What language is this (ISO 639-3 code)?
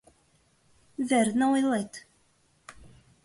chm